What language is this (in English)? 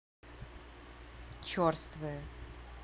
Russian